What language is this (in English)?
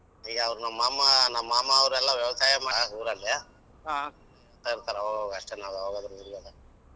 Kannada